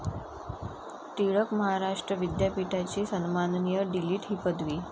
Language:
Marathi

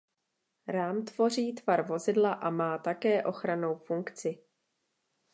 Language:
Czech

